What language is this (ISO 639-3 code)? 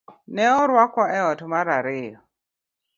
luo